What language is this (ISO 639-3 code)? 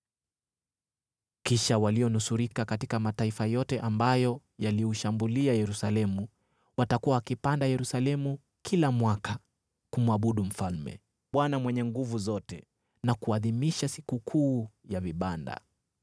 swa